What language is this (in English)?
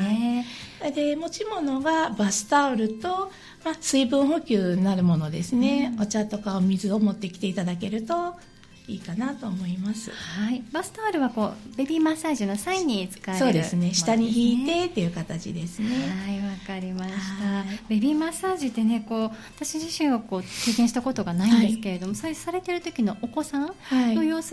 Japanese